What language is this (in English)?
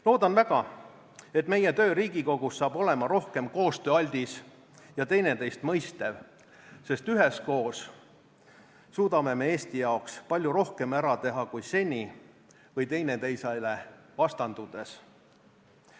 Estonian